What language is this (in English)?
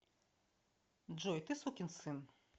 Russian